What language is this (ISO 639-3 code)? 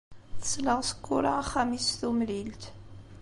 kab